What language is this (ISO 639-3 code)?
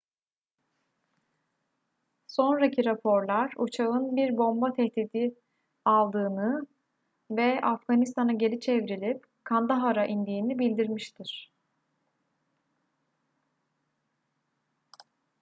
tur